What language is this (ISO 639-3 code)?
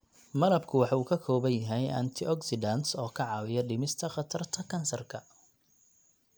som